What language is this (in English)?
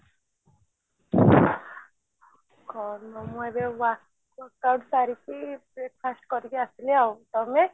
Odia